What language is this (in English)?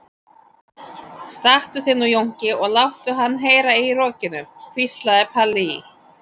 Icelandic